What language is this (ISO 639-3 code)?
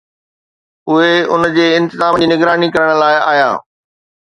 snd